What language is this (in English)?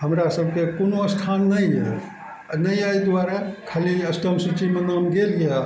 Maithili